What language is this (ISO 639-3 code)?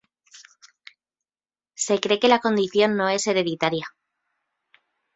spa